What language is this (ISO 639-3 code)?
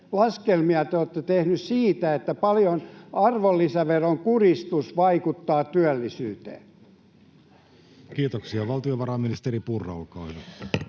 fin